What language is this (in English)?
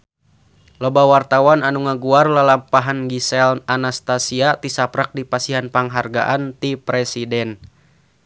Sundanese